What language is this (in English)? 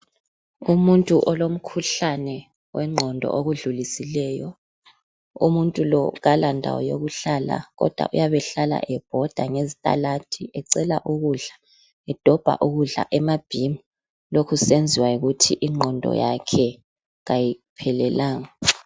North Ndebele